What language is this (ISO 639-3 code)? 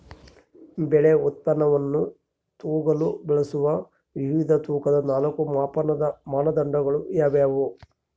kan